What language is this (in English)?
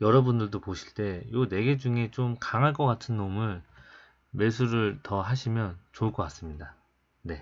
Korean